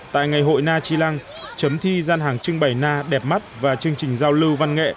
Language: Vietnamese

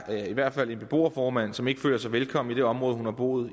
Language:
Danish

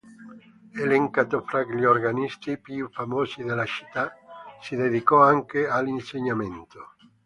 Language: Italian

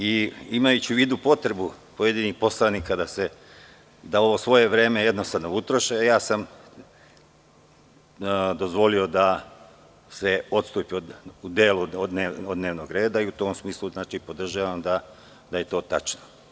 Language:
Serbian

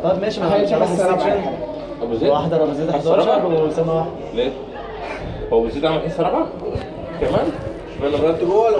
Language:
Arabic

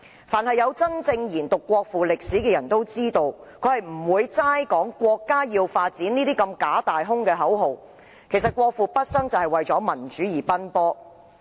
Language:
Cantonese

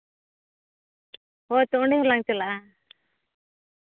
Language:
Santali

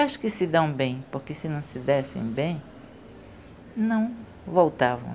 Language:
Portuguese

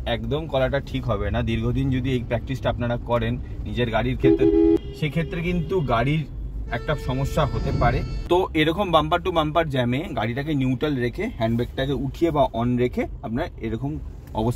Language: Bangla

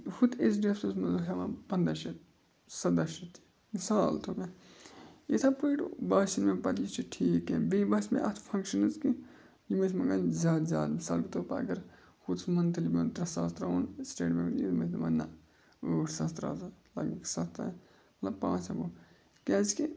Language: Kashmiri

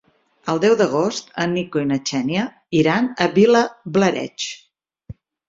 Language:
Catalan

